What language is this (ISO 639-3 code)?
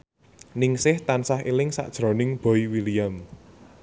jav